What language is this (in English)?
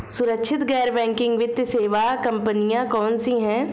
Hindi